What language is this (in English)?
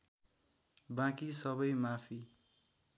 Nepali